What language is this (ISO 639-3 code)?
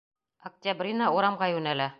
bak